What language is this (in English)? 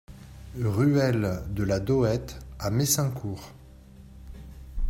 French